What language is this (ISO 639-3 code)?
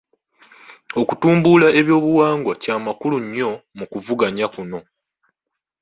lug